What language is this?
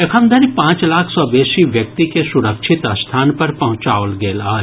Maithili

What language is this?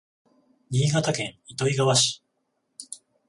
Japanese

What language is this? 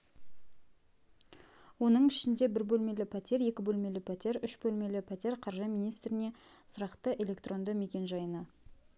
Kazakh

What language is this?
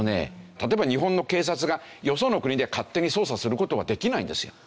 Japanese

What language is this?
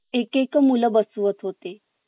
Marathi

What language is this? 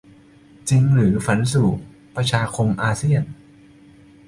Thai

